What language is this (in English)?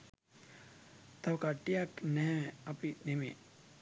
Sinhala